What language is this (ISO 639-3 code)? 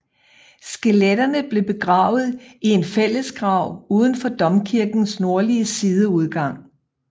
dan